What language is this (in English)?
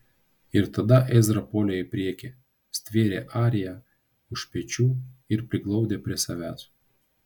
Lithuanian